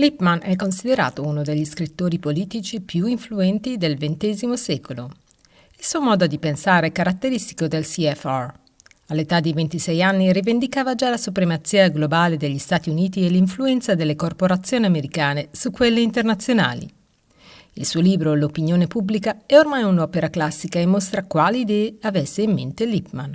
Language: Italian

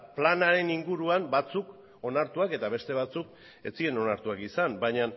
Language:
Basque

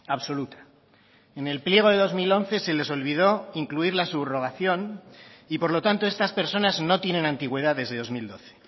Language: Spanish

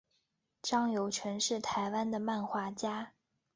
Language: Chinese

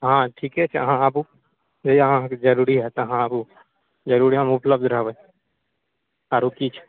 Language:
Maithili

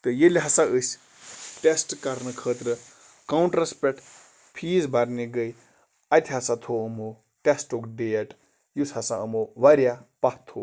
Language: Kashmiri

